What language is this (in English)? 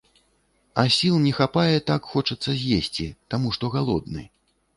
Belarusian